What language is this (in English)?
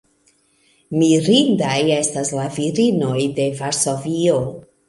Esperanto